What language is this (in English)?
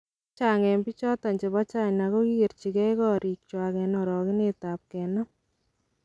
Kalenjin